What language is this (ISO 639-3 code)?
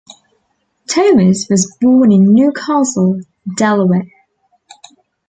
eng